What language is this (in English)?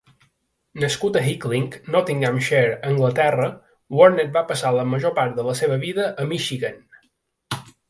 Catalan